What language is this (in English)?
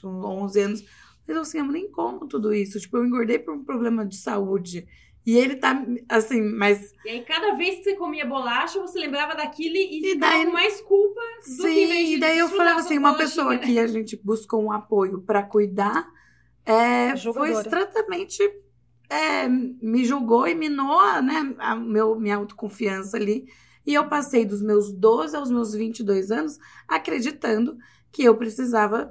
Portuguese